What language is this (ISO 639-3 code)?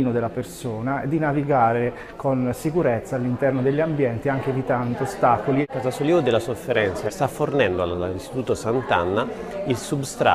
ita